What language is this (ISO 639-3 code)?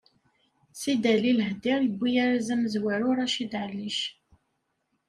kab